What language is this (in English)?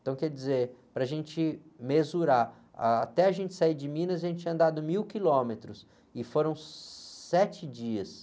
Portuguese